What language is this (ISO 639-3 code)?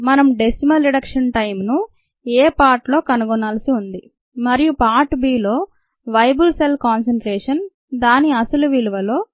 tel